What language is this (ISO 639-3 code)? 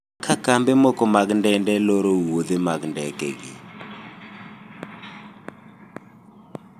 luo